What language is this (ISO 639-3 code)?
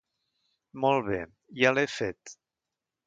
cat